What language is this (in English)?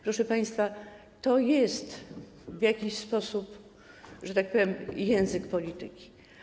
Polish